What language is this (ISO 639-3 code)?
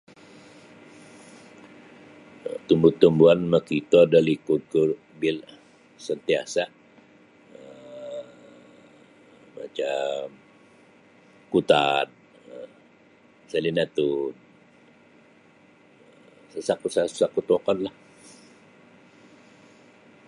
bsy